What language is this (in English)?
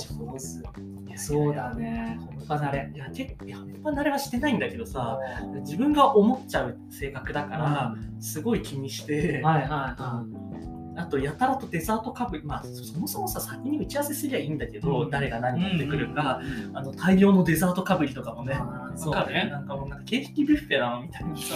Japanese